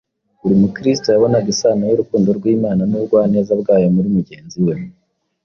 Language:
Kinyarwanda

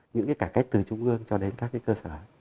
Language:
Vietnamese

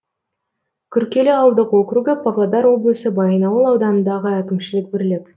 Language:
Kazakh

